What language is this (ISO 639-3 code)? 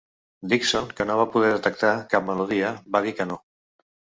cat